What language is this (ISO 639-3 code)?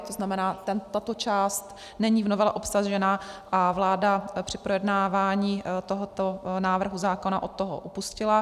ces